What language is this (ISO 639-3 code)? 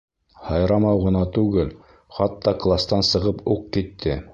bak